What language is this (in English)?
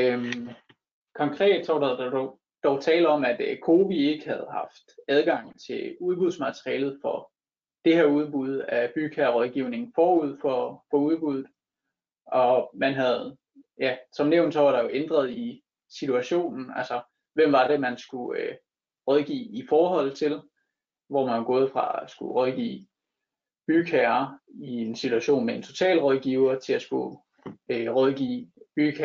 Danish